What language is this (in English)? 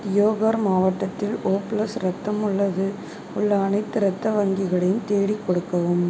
Tamil